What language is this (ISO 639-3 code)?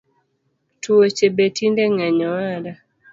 luo